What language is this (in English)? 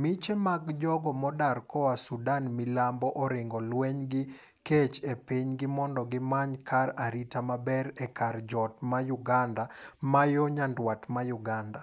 Luo (Kenya and Tanzania)